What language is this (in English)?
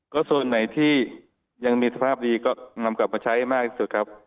Thai